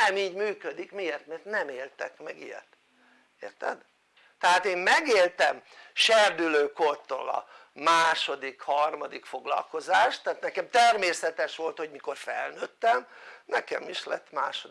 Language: Hungarian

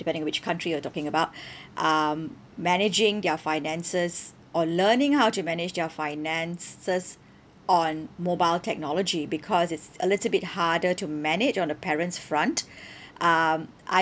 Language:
English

